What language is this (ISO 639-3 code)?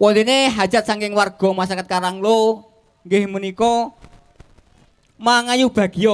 ind